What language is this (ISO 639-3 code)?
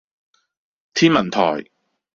yue